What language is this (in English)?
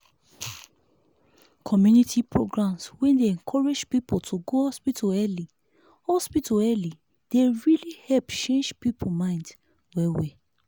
Nigerian Pidgin